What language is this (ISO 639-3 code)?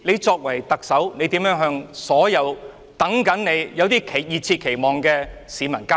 yue